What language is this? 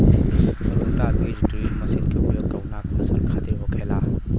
Bhojpuri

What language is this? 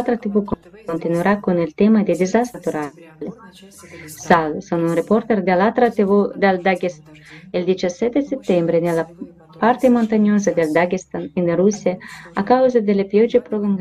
Italian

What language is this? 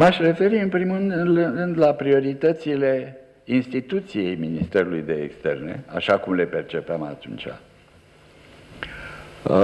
Romanian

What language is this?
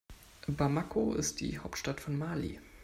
German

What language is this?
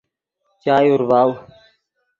Yidgha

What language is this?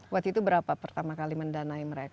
Indonesian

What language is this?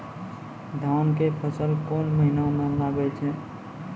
Maithili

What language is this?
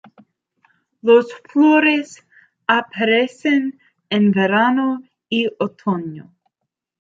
Spanish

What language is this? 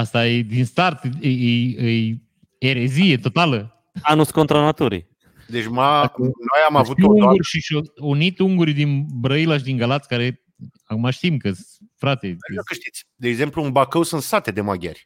Romanian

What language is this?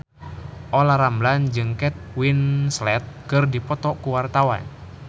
Sundanese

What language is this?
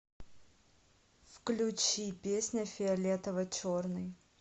Russian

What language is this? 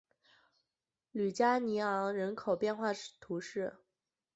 Chinese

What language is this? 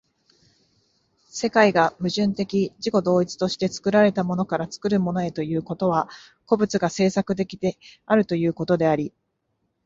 Japanese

